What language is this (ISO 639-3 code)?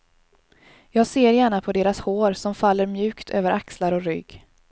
swe